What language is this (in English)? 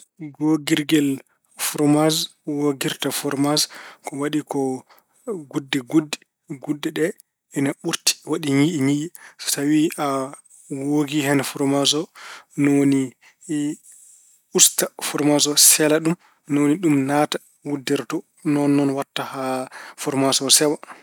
Fula